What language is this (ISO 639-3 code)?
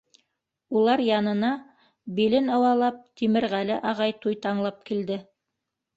bak